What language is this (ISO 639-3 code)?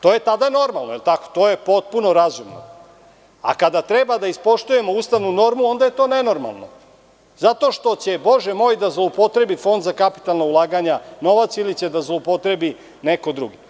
srp